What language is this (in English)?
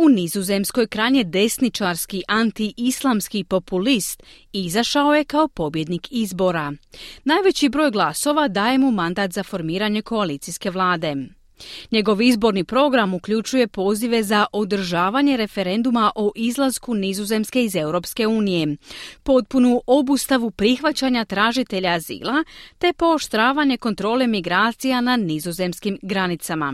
Croatian